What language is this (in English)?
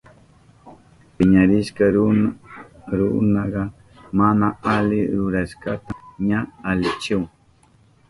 Southern Pastaza Quechua